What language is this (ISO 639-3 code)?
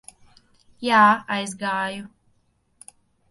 lav